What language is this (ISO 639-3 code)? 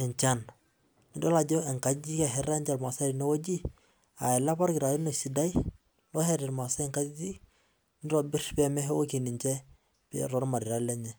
mas